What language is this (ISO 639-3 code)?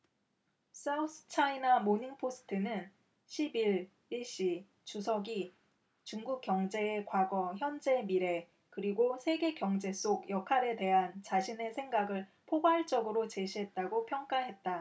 kor